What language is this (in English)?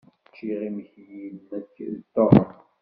Kabyle